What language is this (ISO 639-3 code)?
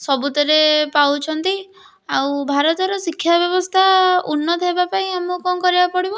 ori